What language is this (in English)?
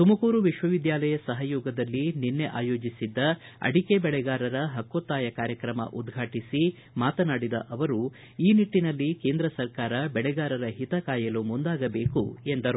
Kannada